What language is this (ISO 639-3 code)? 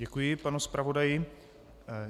ces